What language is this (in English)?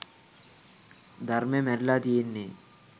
Sinhala